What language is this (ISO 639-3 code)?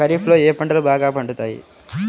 tel